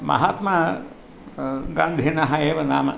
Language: Sanskrit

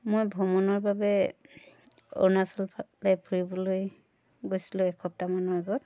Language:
Assamese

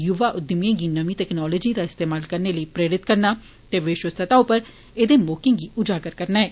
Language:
Dogri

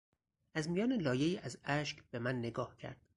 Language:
Persian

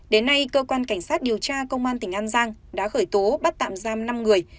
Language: Vietnamese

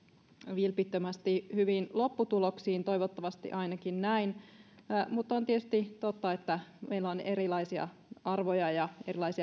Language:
Finnish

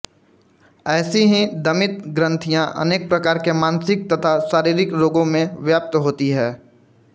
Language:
Hindi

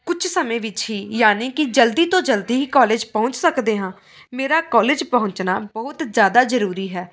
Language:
Punjabi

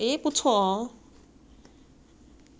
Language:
English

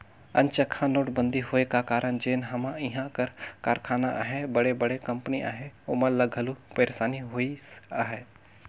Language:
Chhattisgarhi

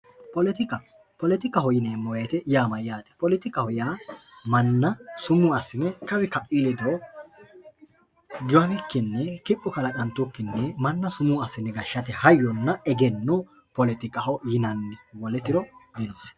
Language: Sidamo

